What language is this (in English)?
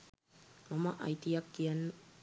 Sinhala